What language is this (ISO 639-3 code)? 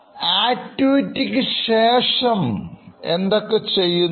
mal